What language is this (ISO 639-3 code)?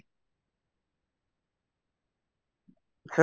asm